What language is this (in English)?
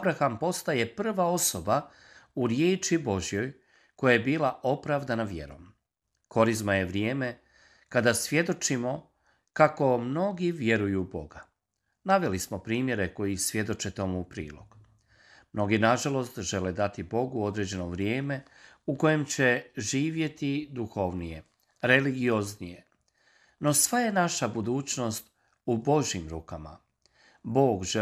Croatian